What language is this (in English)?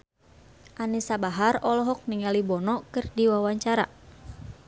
Sundanese